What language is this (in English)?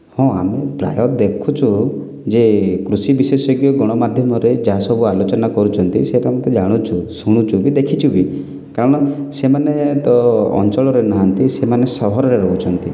Odia